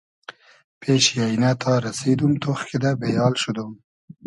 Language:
Hazaragi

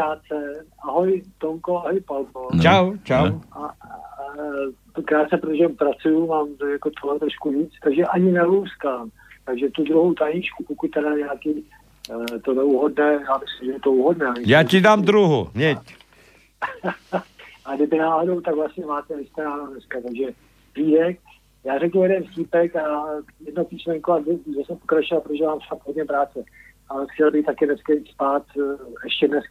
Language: Slovak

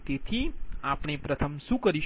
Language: Gujarati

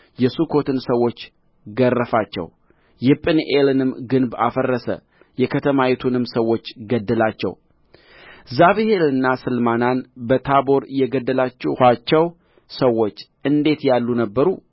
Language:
Amharic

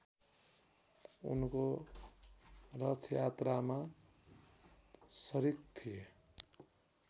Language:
Nepali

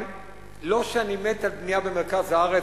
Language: Hebrew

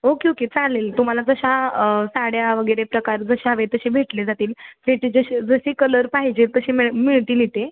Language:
Marathi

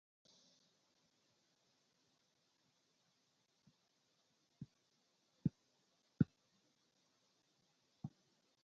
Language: Latvian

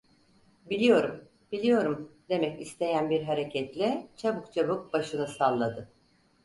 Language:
Turkish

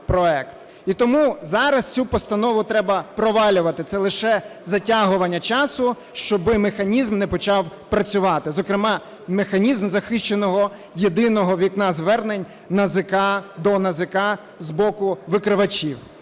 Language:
Ukrainian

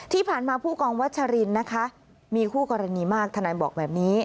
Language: Thai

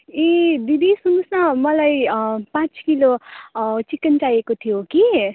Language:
Nepali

